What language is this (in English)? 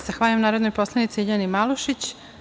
Serbian